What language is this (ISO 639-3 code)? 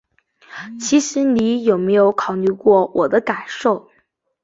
zho